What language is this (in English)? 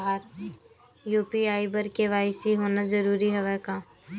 Chhattisgarhi